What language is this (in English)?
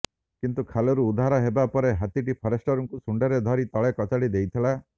Odia